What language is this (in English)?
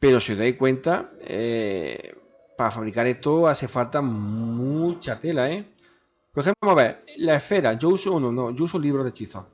Spanish